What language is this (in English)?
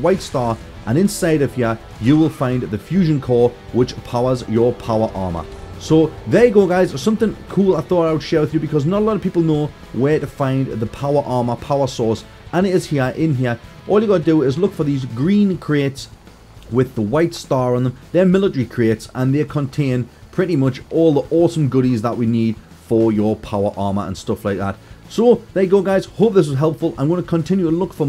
English